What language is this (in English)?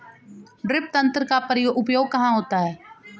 Hindi